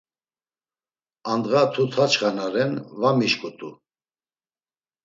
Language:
Laz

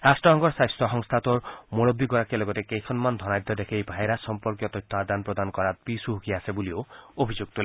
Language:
Assamese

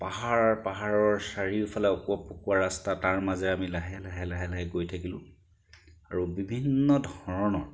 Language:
Assamese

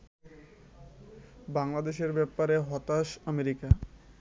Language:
Bangla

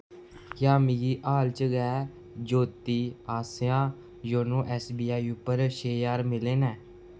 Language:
Dogri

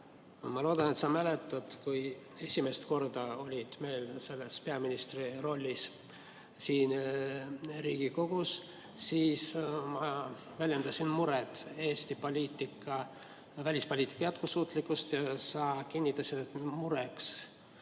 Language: Estonian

